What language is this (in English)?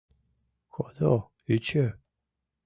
Mari